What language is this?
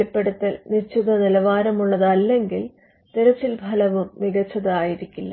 Malayalam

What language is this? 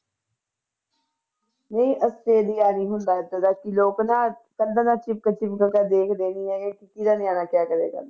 Punjabi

